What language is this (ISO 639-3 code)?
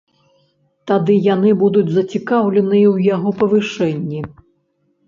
bel